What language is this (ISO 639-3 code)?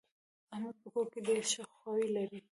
pus